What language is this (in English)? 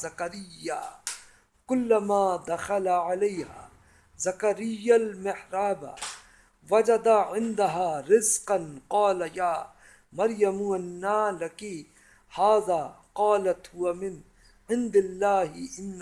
Urdu